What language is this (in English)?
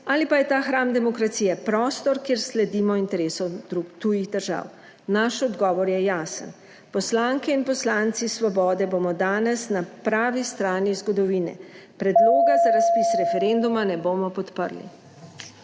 Slovenian